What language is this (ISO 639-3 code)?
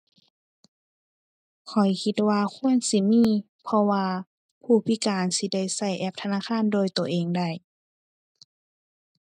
tha